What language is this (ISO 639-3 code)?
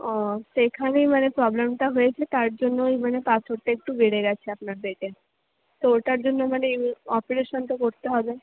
ben